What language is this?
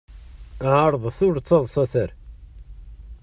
Kabyle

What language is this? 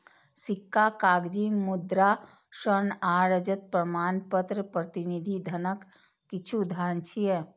Maithili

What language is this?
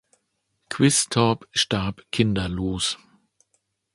German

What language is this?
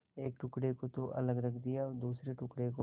Hindi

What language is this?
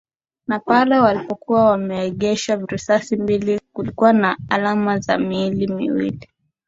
Swahili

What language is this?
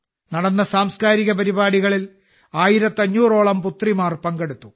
Malayalam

